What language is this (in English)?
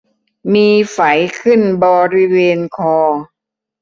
Thai